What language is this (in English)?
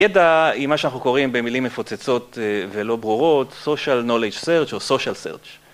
Hebrew